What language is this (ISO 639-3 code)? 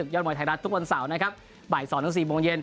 tha